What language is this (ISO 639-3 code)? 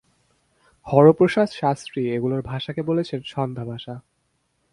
ben